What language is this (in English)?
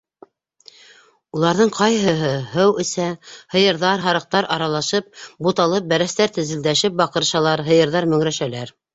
Bashkir